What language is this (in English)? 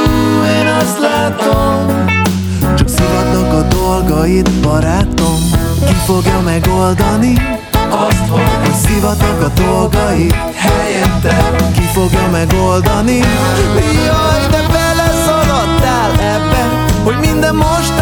Hungarian